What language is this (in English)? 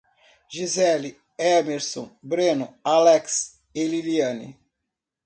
Portuguese